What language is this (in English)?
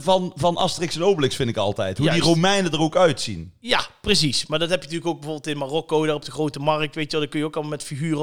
Dutch